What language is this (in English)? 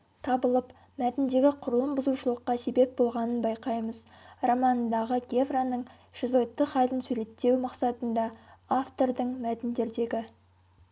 Kazakh